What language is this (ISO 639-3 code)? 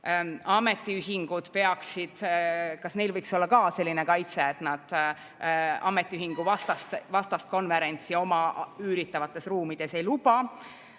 est